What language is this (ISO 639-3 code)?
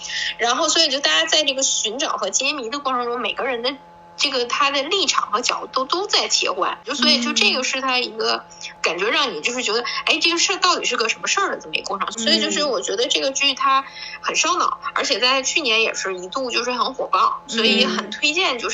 zho